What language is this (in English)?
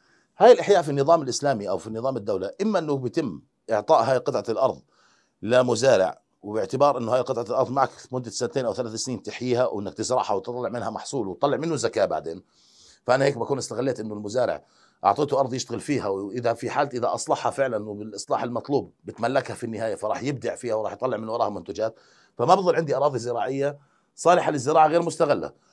Arabic